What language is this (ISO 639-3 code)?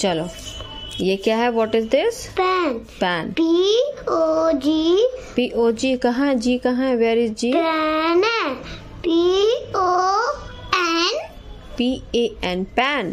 hin